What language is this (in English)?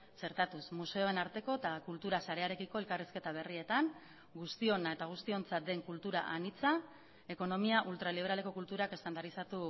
Basque